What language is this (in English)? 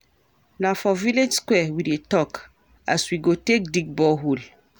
Nigerian Pidgin